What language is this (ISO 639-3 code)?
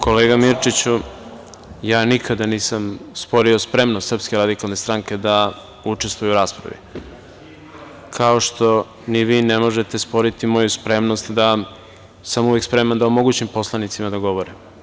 srp